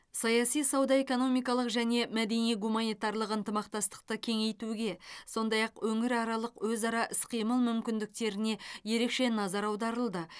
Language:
Kazakh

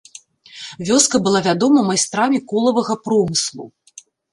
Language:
Belarusian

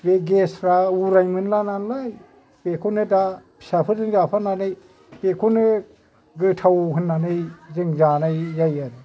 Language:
Bodo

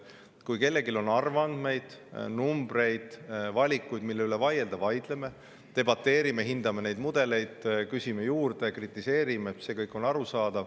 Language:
Estonian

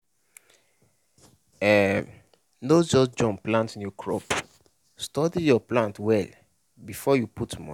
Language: Nigerian Pidgin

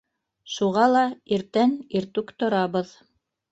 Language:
Bashkir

